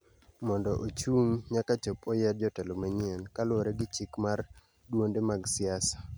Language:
Luo (Kenya and Tanzania)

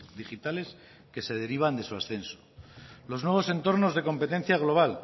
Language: Spanish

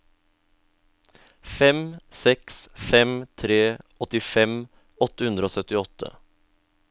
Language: Norwegian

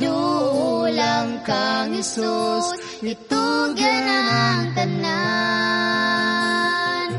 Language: Filipino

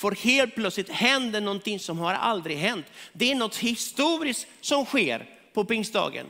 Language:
Swedish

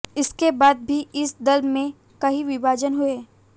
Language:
Hindi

